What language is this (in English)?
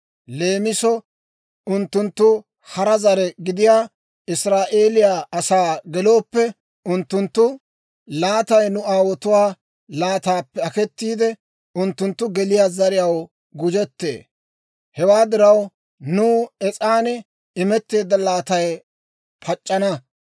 Dawro